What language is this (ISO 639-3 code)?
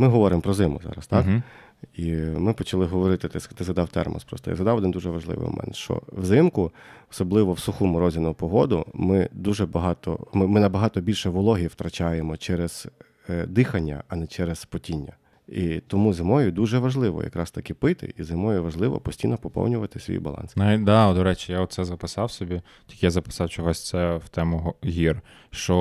ukr